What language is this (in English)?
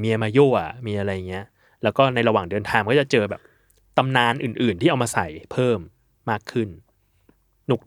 Thai